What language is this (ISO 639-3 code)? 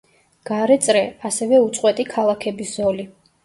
kat